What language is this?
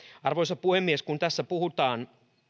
Finnish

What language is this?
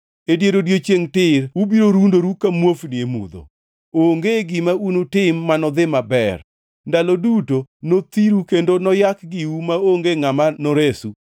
Luo (Kenya and Tanzania)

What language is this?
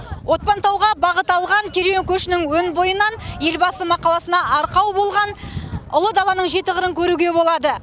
Kazakh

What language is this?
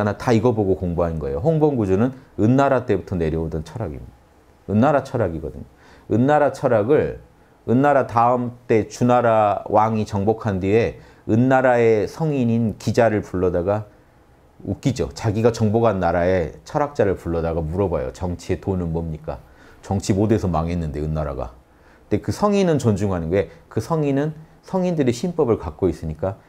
Korean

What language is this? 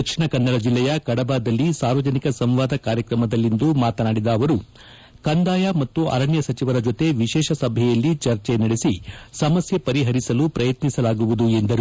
Kannada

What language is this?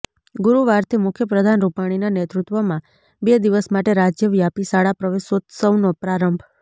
Gujarati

